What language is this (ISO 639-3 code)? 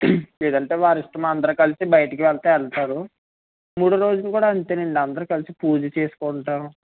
tel